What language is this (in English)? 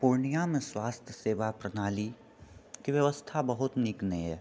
Maithili